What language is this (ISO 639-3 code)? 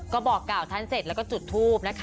tha